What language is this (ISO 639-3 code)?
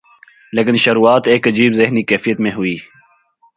urd